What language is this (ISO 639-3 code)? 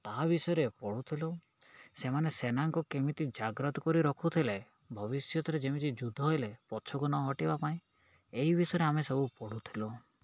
ori